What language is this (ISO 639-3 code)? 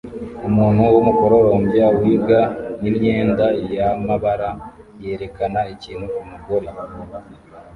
kin